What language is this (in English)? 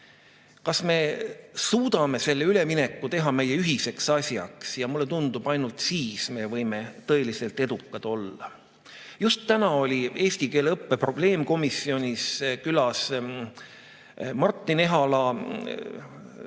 Estonian